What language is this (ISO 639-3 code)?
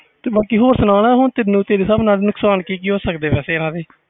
pan